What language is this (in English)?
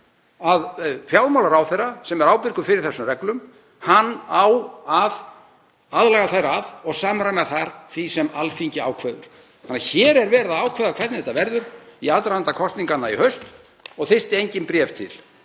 Icelandic